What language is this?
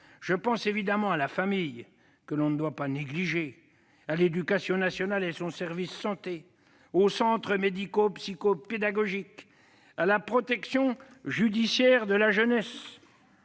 French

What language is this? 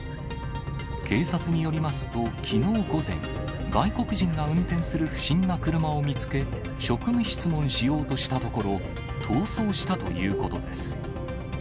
Japanese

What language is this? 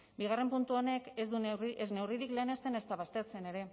Basque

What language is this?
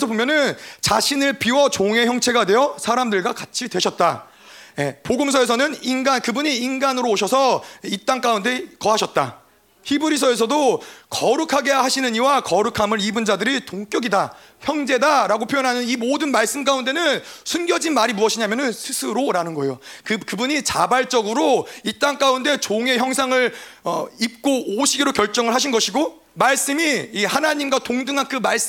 Korean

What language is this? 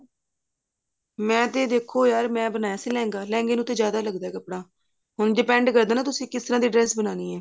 Punjabi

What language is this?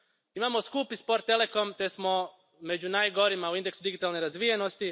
Croatian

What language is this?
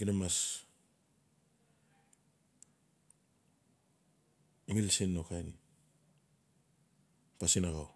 Notsi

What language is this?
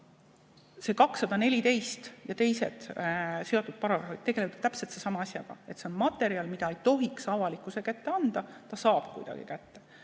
Estonian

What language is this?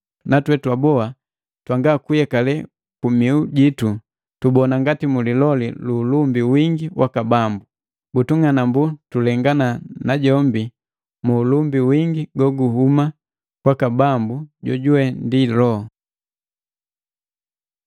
Matengo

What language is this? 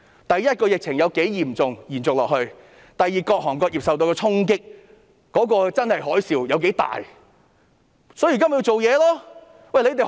Cantonese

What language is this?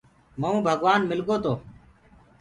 Gurgula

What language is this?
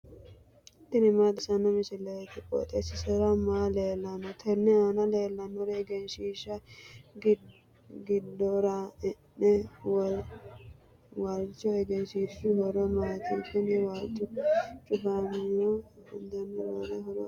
Sidamo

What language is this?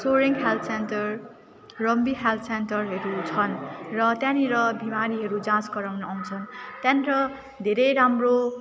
Nepali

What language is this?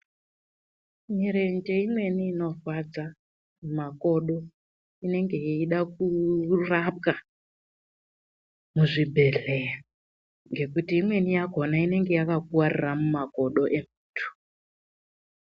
Ndau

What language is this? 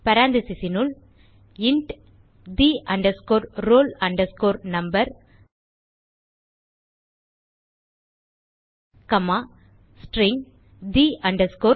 Tamil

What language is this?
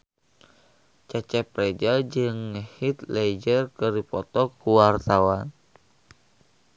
Sundanese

